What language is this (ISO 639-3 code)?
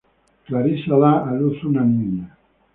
spa